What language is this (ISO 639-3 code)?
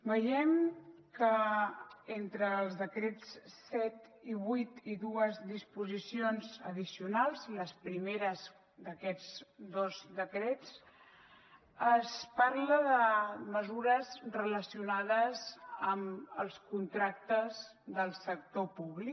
cat